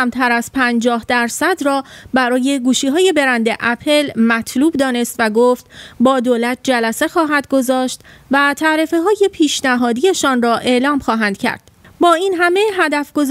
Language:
Persian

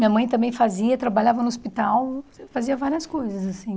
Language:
Portuguese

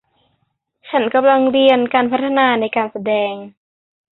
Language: Thai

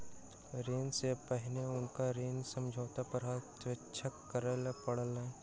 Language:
Maithili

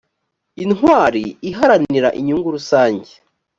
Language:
Kinyarwanda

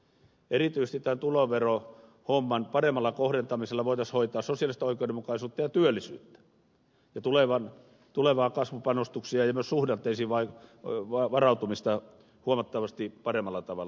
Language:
Finnish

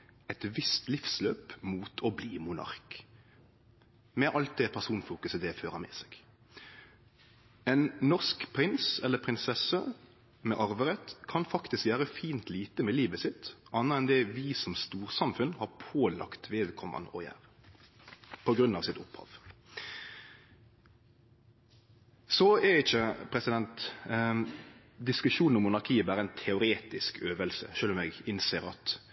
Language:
Norwegian Nynorsk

